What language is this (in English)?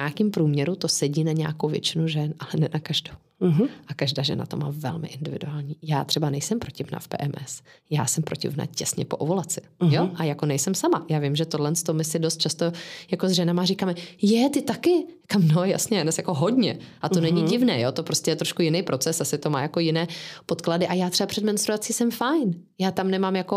Czech